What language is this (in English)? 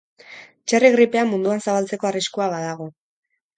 Basque